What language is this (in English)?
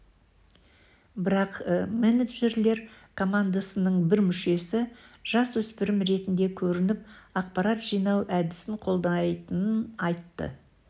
Kazakh